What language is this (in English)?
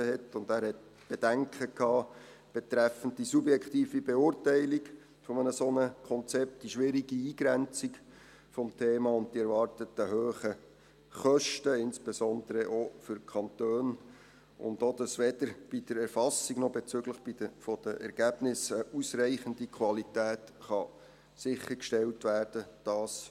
Swiss German